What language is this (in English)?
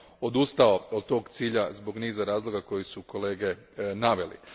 Croatian